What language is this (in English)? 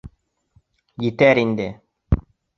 Bashkir